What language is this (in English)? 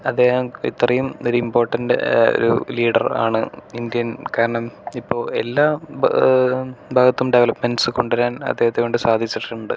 Malayalam